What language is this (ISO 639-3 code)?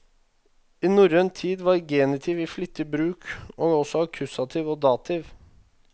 nor